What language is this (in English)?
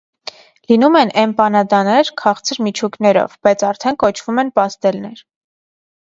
Armenian